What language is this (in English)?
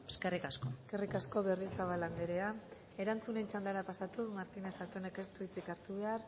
Basque